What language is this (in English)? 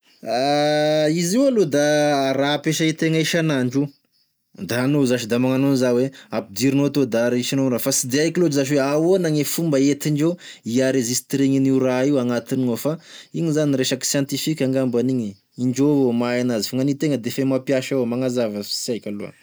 Tesaka Malagasy